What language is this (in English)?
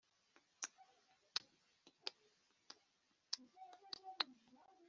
Kinyarwanda